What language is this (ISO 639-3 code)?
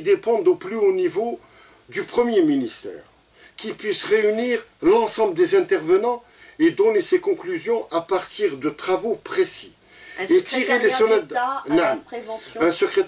fra